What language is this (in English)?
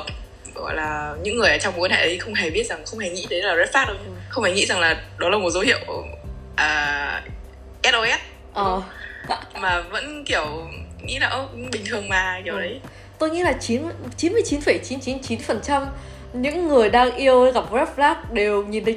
Vietnamese